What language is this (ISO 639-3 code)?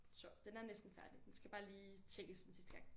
dan